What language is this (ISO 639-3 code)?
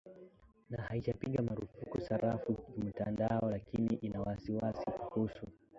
swa